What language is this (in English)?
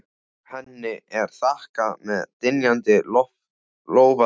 Icelandic